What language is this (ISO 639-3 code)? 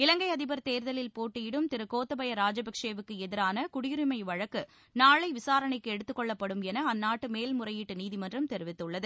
tam